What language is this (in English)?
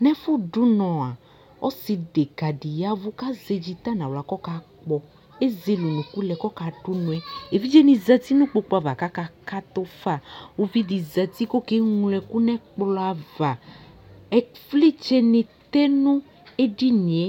Ikposo